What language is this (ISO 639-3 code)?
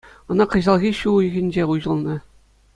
chv